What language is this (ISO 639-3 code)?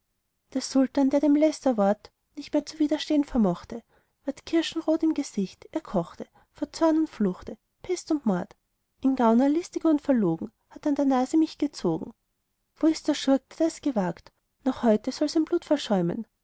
deu